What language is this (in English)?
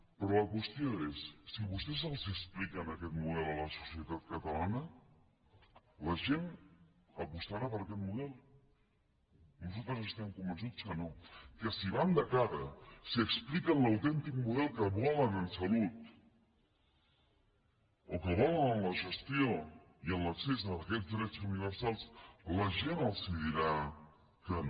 Catalan